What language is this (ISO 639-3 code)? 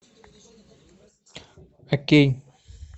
rus